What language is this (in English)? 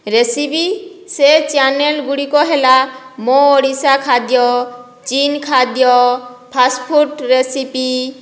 Odia